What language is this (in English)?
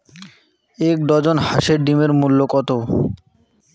Bangla